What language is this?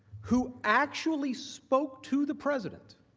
English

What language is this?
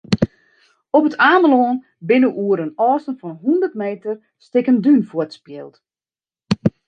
Western Frisian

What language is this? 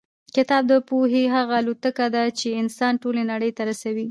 Pashto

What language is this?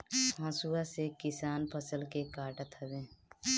Bhojpuri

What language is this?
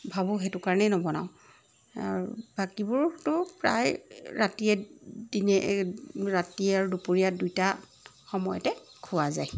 Assamese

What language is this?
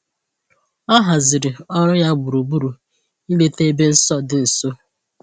Igbo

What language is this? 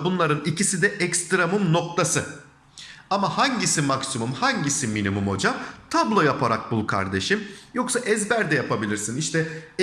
Turkish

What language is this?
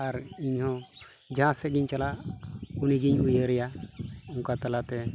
Santali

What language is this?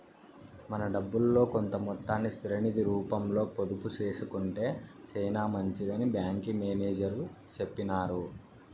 Telugu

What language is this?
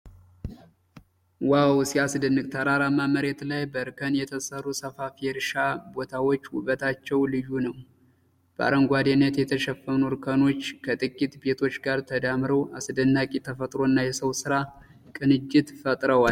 Amharic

